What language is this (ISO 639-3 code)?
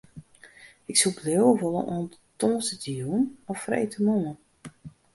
fry